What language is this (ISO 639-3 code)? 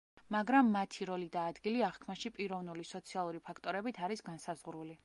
kat